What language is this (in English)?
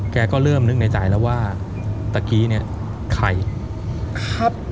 Thai